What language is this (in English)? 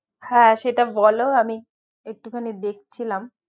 Bangla